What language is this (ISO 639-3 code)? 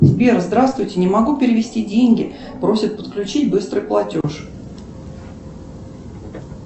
rus